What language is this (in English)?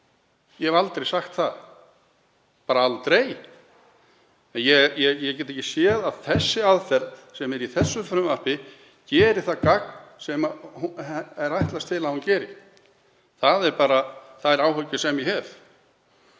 Icelandic